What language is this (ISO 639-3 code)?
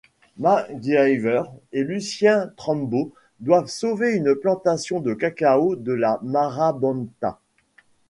fra